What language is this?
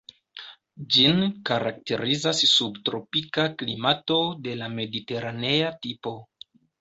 Esperanto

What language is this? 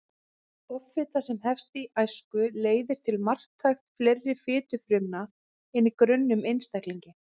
Icelandic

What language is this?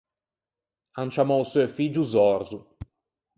Ligurian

